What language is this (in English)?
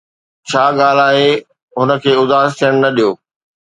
Sindhi